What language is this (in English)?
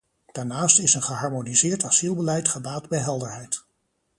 Dutch